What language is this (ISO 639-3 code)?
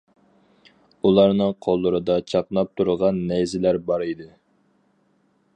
uig